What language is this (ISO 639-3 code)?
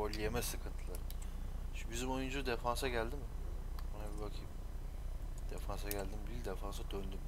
tur